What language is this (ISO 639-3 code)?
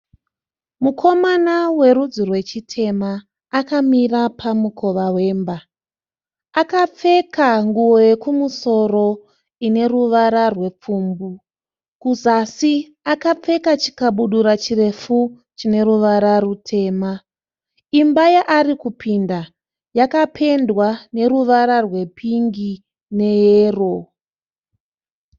sna